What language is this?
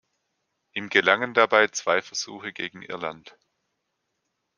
German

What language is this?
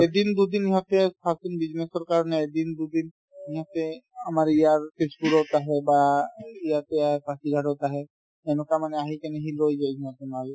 Assamese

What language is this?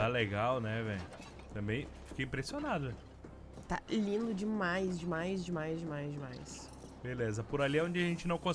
Portuguese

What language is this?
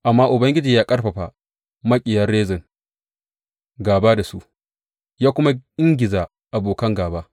Hausa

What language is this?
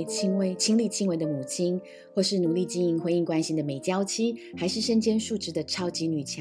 Chinese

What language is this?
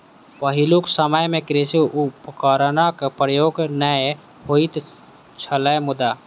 Maithili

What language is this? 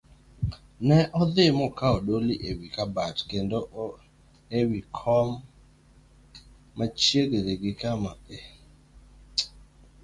Luo (Kenya and Tanzania)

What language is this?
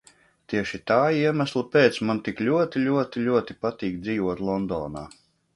Latvian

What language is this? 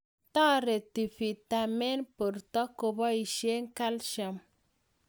Kalenjin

